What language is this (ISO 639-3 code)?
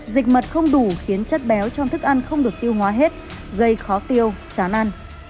vie